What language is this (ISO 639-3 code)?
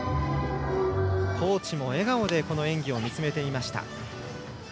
jpn